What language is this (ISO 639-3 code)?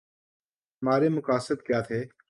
urd